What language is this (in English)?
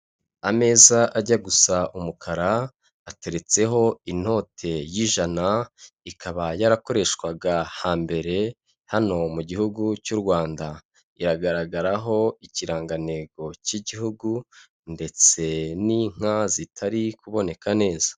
Kinyarwanda